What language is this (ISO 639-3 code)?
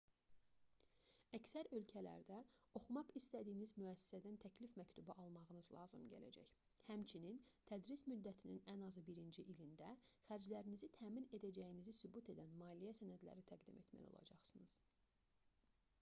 aze